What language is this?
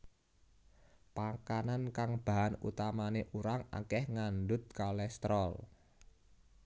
Javanese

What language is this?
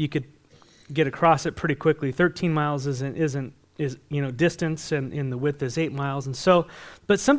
English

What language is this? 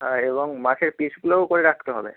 Bangla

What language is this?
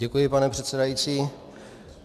Czech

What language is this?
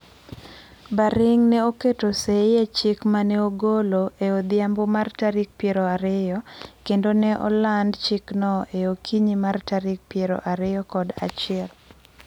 Luo (Kenya and Tanzania)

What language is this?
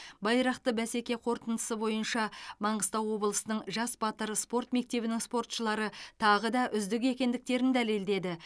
Kazakh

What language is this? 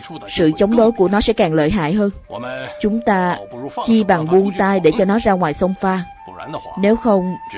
Vietnamese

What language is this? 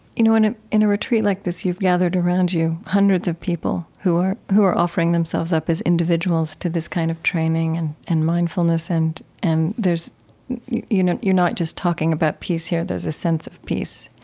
English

